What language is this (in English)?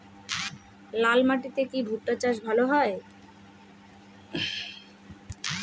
Bangla